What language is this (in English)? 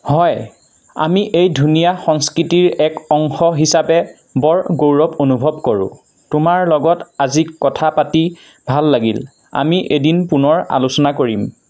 Assamese